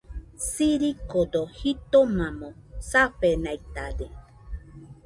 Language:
Nüpode Huitoto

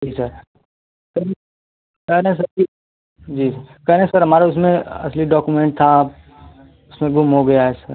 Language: Hindi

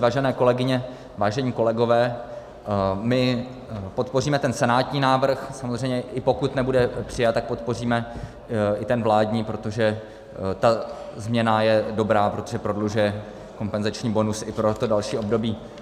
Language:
Czech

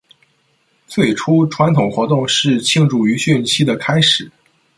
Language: Chinese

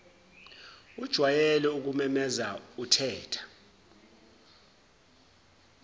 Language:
Zulu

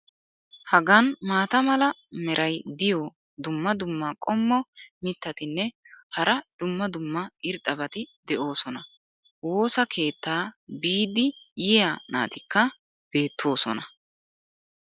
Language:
Wolaytta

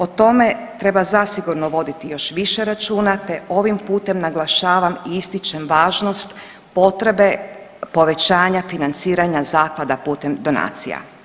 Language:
Croatian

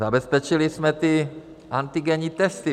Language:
Czech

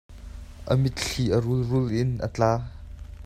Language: Hakha Chin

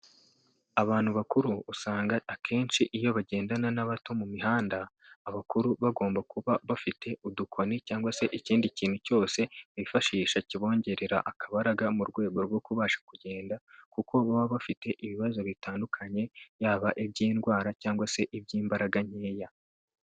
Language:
Kinyarwanda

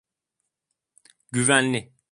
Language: Turkish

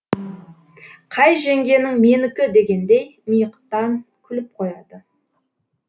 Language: Kazakh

